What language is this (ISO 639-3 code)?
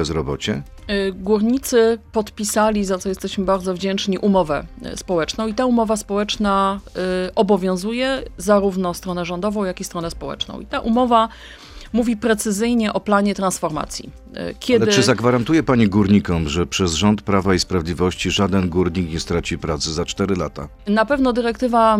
pol